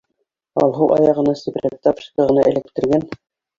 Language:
Bashkir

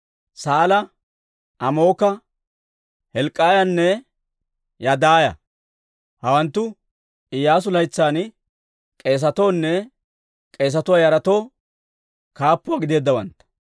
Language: Dawro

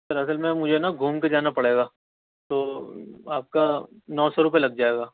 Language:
Urdu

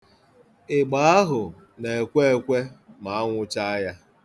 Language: Igbo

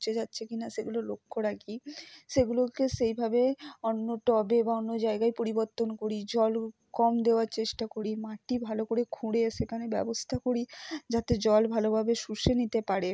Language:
Bangla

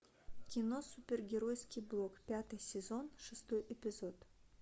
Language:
Russian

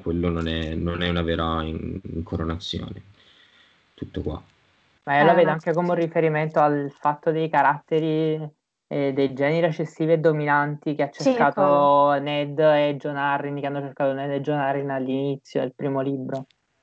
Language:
Italian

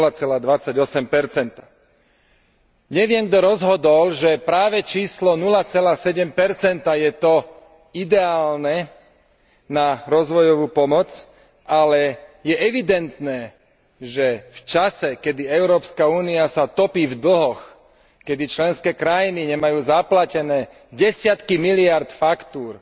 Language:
Slovak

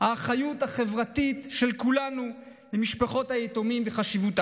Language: Hebrew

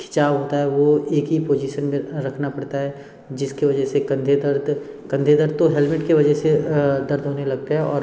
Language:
Hindi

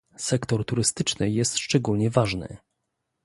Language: Polish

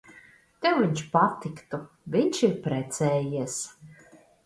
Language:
Latvian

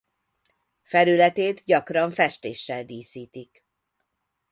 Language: Hungarian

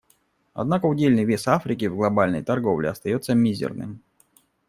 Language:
Russian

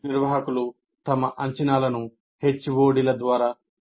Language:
Telugu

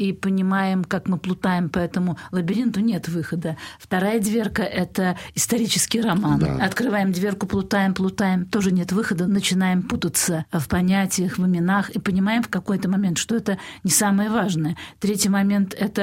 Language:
Russian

